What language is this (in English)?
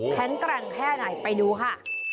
Thai